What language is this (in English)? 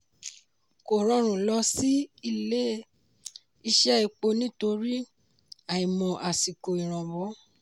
Yoruba